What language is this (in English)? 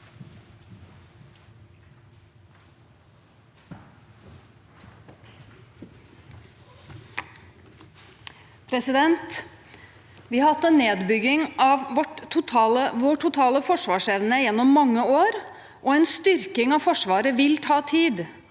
Norwegian